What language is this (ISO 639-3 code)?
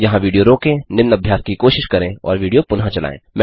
hin